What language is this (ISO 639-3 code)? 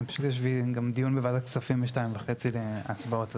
heb